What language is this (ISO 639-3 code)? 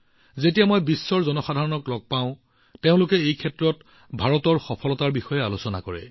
asm